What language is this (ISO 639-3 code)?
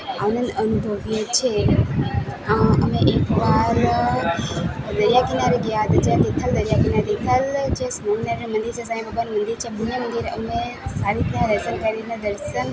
guj